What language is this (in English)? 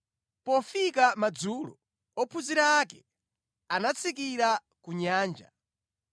Nyanja